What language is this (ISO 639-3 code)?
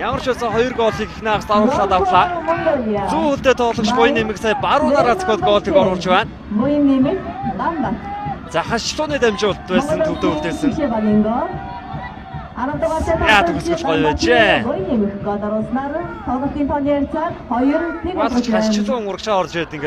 tur